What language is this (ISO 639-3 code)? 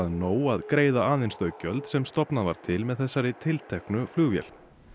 isl